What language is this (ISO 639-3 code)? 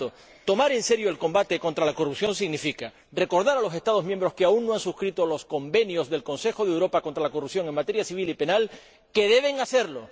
spa